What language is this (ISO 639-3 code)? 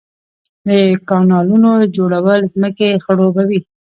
pus